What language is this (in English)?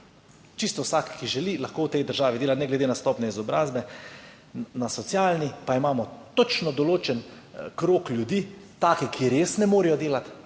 Slovenian